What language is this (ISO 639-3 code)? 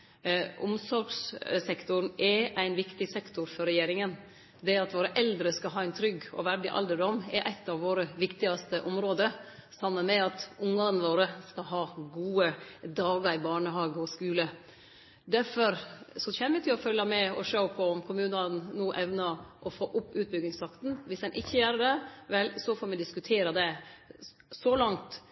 nno